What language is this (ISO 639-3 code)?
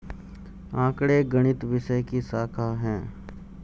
hin